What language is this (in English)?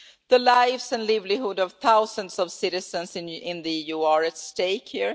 English